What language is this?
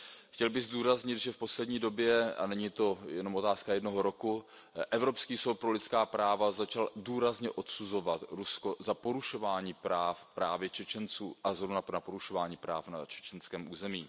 Czech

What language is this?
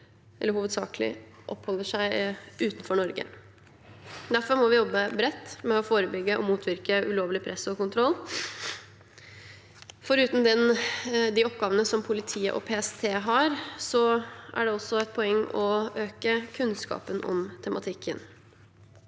Norwegian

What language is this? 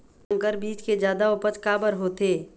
Chhattisgarhi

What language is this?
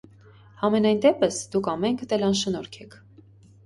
Armenian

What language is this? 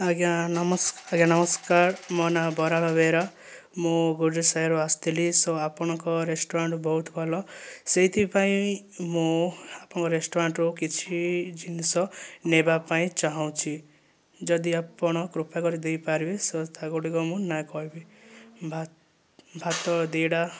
Odia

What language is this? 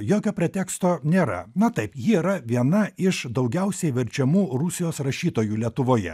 Lithuanian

